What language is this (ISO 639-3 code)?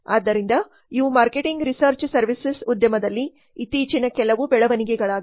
kan